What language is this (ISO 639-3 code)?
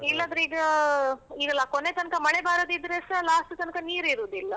kan